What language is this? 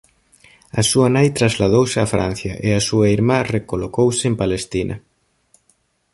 Galician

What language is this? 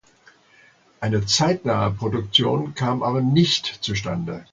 German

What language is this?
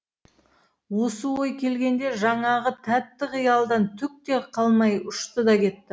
Kazakh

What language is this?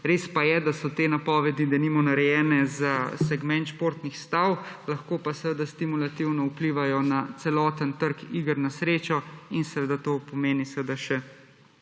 Slovenian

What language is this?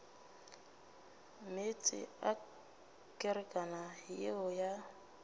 Northern Sotho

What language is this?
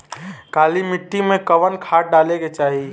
Bhojpuri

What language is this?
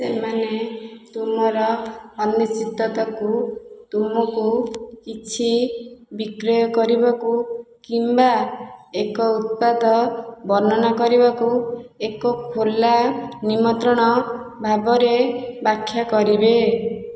Odia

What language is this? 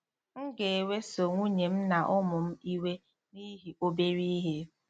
Igbo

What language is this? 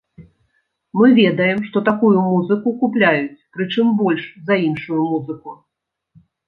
Belarusian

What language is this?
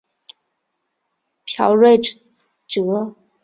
Chinese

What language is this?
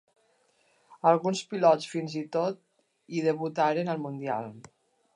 Catalan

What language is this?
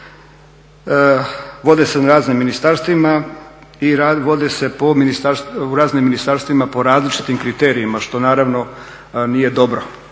Croatian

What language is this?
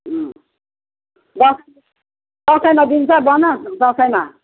Nepali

